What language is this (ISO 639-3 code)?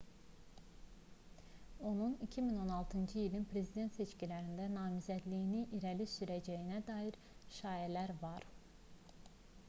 aze